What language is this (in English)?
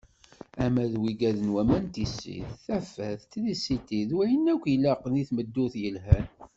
Kabyle